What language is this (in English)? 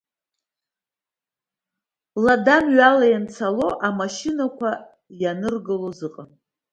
Abkhazian